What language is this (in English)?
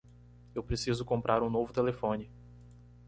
Portuguese